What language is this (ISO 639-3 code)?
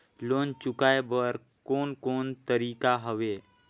hne